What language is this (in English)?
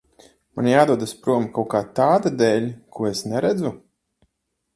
Latvian